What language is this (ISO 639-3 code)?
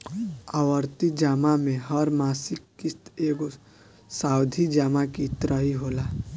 bho